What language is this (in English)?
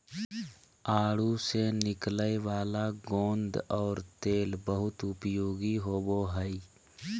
Magahi